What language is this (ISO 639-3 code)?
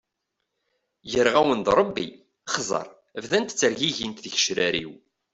kab